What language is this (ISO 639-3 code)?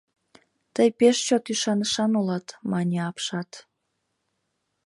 chm